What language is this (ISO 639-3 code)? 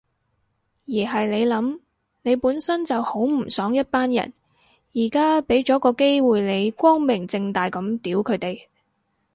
yue